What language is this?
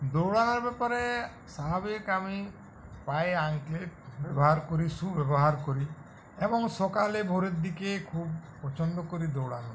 Bangla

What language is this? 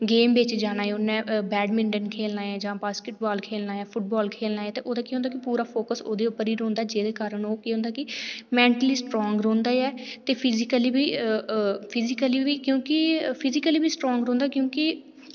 Dogri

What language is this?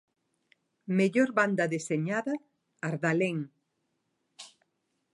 Galician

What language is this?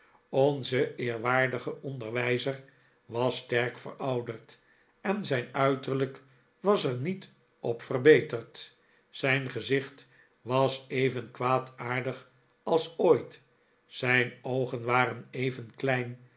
Dutch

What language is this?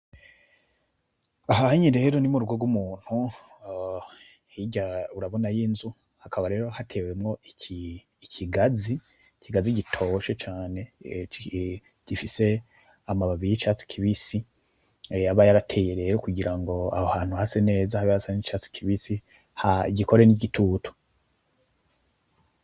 Rundi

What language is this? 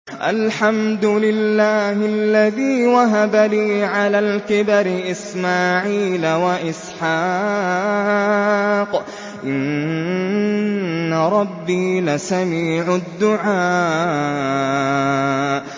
Arabic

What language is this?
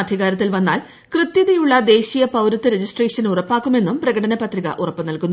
Malayalam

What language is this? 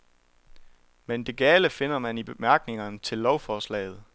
Danish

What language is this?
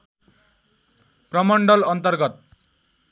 Nepali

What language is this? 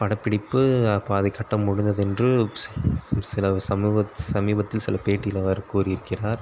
Tamil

